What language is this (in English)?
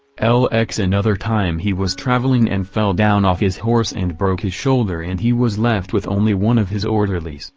English